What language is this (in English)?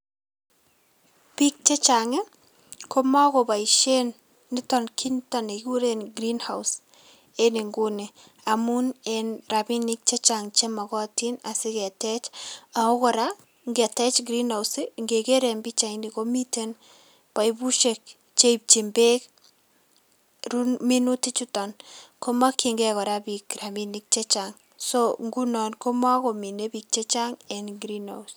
Kalenjin